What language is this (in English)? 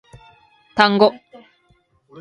Japanese